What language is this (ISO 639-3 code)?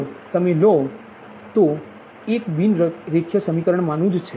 guj